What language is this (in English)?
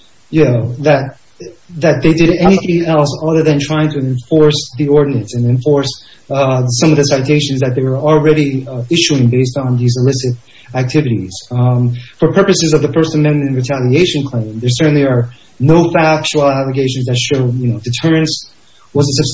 English